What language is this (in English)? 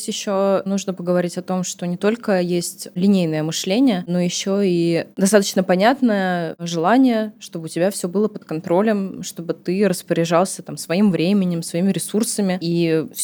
Russian